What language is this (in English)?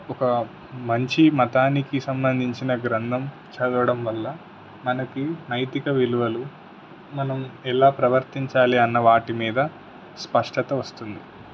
Telugu